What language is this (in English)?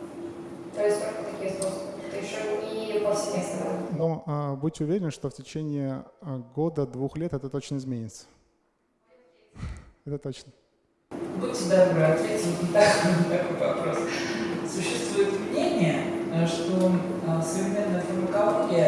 Russian